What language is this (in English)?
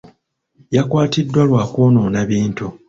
Ganda